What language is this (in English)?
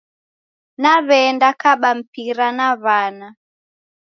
Taita